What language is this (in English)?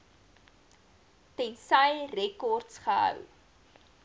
Afrikaans